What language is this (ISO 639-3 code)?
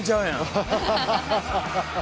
jpn